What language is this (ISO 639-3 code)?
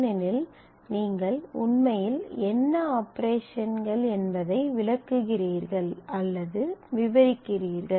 tam